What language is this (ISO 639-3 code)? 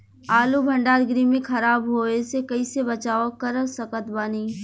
bho